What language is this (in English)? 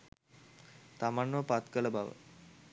Sinhala